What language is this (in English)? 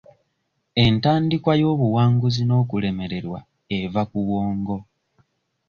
Ganda